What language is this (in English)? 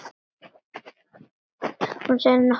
Icelandic